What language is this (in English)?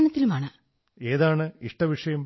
Malayalam